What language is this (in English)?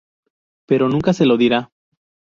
Spanish